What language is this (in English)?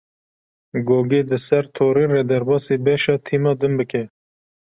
Kurdish